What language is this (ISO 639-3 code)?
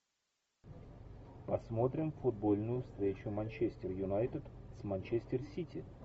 rus